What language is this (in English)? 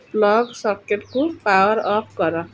Odia